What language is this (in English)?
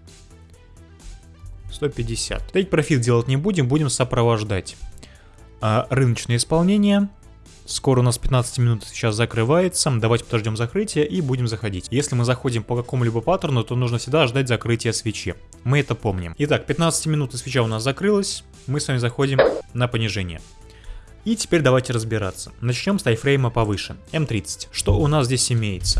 Russian